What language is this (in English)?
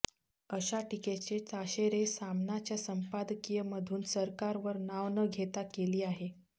Marathi